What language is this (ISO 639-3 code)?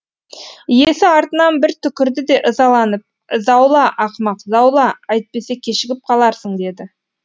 kaz